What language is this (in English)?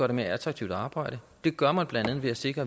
Danish